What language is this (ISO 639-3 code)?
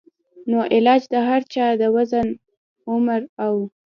pus